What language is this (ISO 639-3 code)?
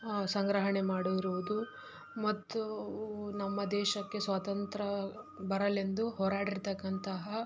kan